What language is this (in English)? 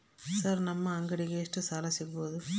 Kannada